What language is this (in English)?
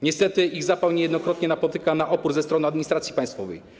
Polish